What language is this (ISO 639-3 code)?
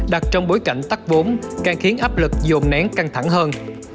vie